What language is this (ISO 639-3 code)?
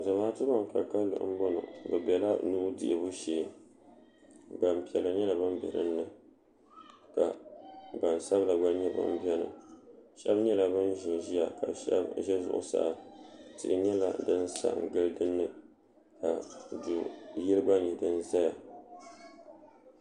dag